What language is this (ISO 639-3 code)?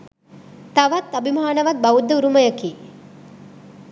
sin